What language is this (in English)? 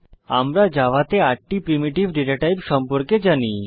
Bangla